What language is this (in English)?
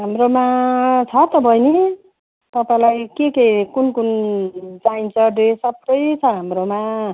Nepali